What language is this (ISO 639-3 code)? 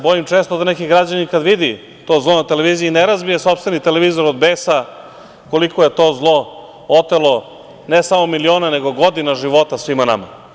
srp